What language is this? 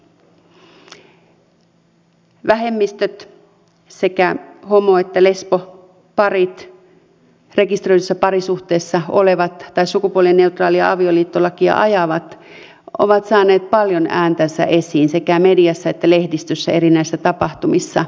Finnish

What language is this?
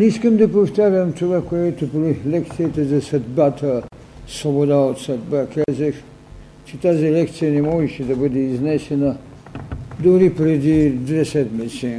Bulgarian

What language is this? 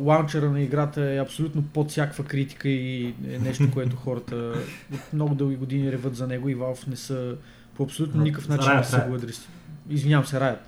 Bulgarian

